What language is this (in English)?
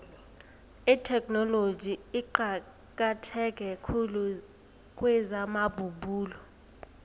South Ndebele